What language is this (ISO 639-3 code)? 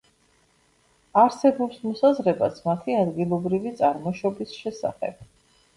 kat